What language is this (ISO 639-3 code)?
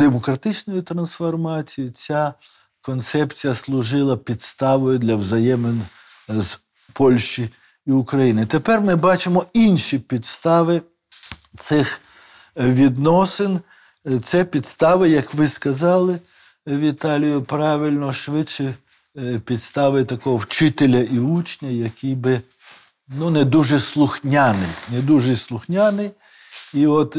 ukr